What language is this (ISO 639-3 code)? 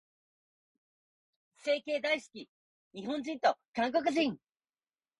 jpn